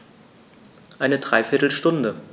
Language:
German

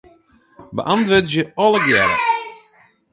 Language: Western Frisian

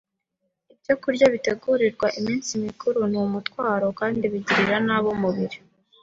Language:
Kinyarwanda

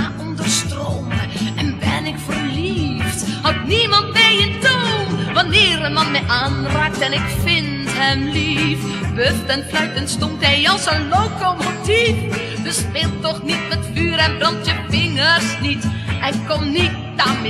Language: Dutch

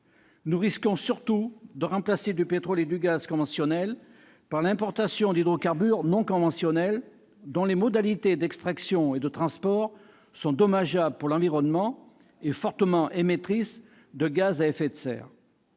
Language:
French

